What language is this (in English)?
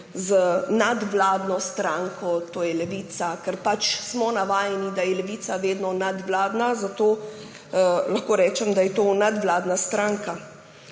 Slovenian